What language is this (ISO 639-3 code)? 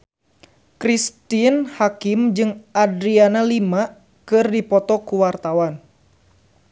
sun